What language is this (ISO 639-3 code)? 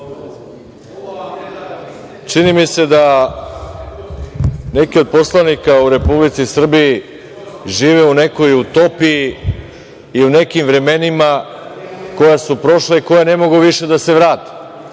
srp